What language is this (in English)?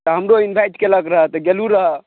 Maithili